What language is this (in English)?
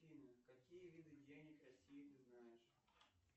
Russian